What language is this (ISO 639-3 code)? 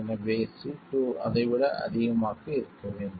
tam